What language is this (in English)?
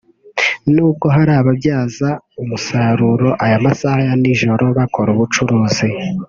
Kinyarwanda